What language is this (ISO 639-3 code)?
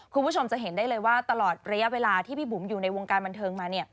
tha